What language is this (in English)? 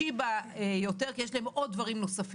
Hebrew